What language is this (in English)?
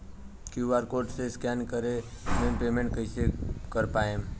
Bhojpuri